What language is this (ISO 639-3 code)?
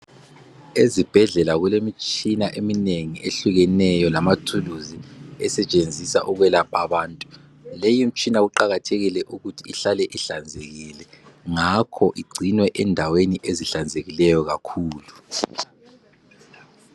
nde